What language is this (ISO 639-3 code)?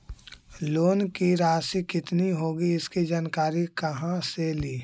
mag